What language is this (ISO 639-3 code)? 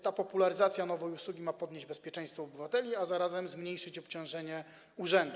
pol